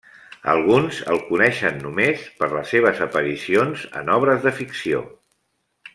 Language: Catalan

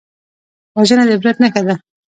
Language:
Pashto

